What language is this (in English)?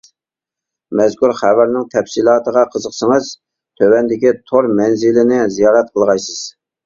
Uyghur